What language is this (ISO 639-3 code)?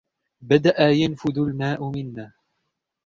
ara